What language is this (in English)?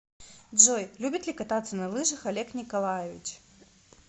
Russian